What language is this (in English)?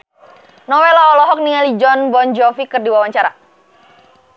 Sundanese